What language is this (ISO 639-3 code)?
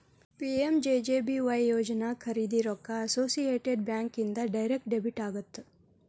kan